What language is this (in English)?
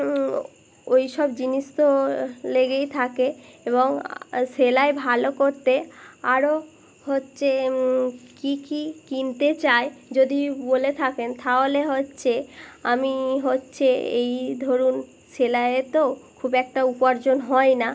Bangla